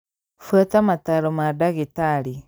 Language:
Kikuyu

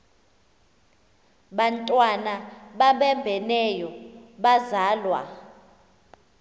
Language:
Xhosa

